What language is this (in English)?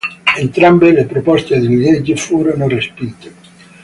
Italian